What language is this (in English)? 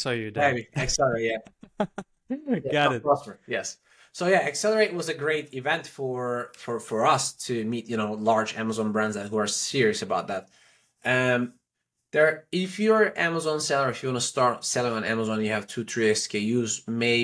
English